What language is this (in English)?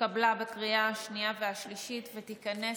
Hebrew